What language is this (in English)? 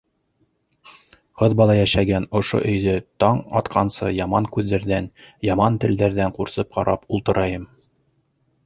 Bashkir